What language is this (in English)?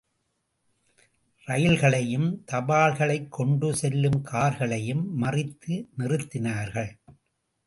Tamil